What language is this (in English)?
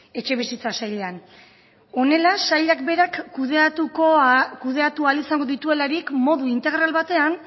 Basque